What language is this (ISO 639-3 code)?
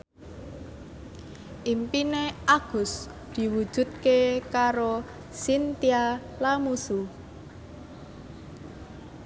jav